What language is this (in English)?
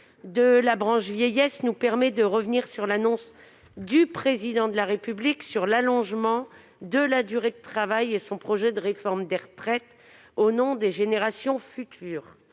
French